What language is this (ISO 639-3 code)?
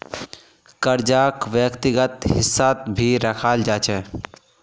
mag